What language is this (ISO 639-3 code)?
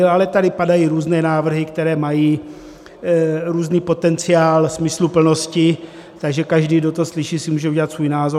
ces